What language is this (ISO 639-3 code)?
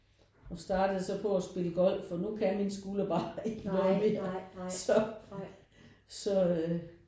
dan